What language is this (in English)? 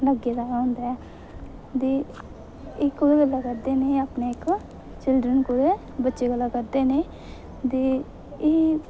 Dogri